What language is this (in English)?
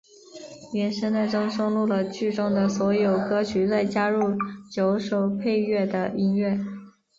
Chinese